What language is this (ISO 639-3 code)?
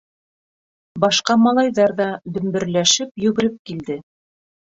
bak